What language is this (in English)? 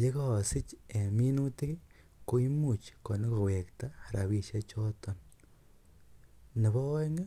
Kalenjin